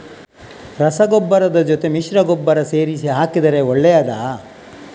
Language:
Kannada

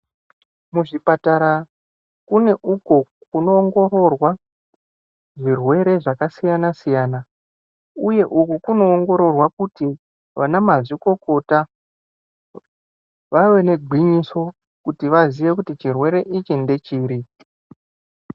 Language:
Ndau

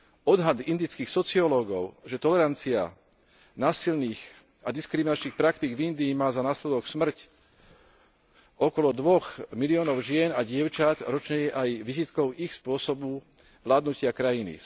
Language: Slovak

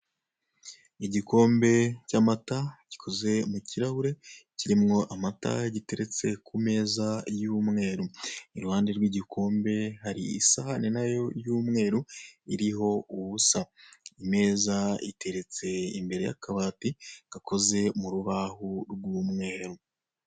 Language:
Kinyarwanda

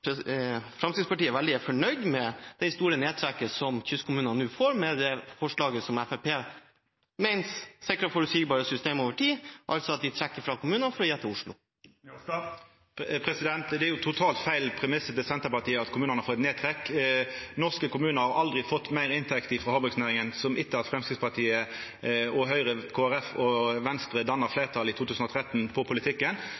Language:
Norwegian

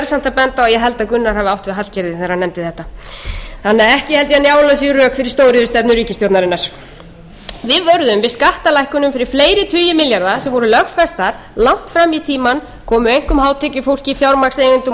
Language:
Icelandic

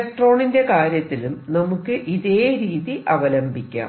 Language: Malayalam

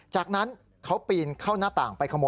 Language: Thai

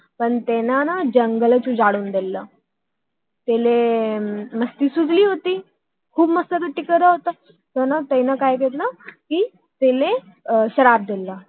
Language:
Marathi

